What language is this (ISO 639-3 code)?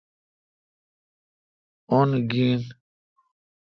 xka